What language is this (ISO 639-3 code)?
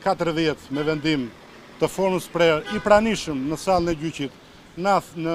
ron